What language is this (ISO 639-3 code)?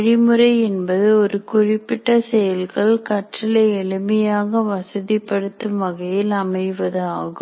tam